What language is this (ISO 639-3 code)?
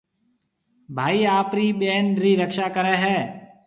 mve